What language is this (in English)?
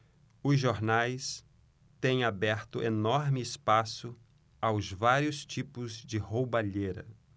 Portuguese